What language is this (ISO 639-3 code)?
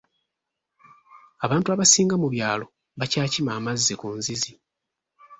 lug